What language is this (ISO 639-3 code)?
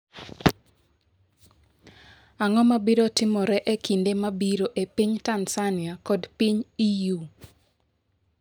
luo